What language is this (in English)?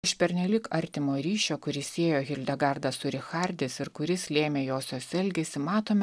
Lithuanian